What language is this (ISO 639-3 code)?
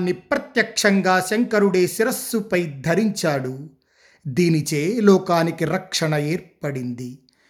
tel